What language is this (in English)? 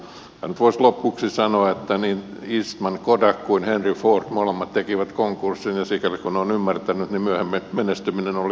Finnish